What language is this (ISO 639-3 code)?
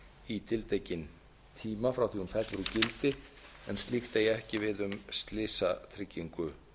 isl